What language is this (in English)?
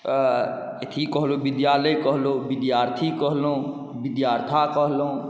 Maithili